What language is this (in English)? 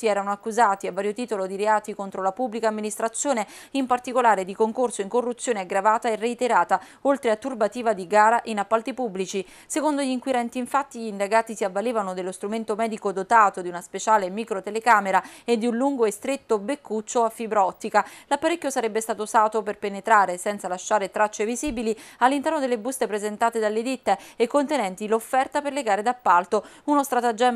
Italian